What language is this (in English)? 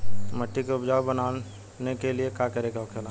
Bhojpuri